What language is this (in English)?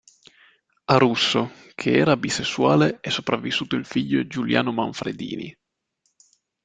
Italian